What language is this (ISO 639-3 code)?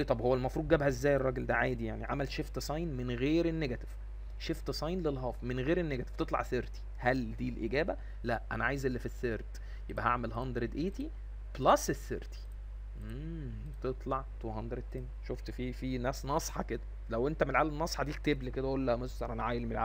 ara